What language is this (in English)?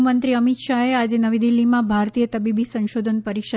Gujarati